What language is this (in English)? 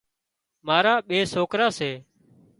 Wadiyara Koli